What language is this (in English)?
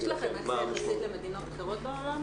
Hebrew